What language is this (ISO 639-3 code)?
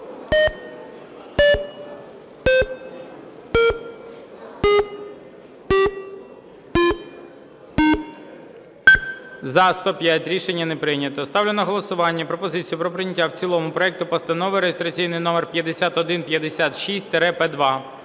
ukr